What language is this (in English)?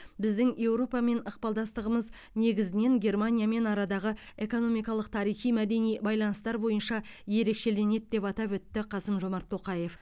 Kazakh